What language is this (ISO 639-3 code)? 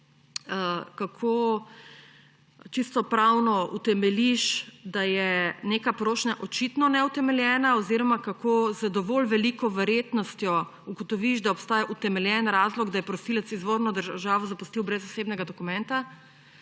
slv